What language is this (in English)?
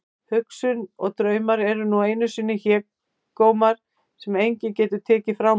Icelandic